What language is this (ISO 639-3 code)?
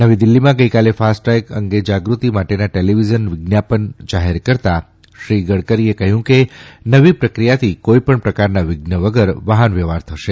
guj